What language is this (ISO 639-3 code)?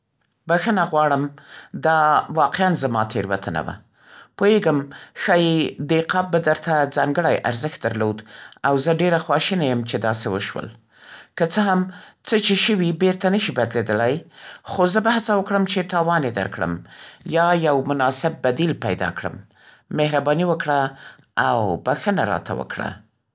pst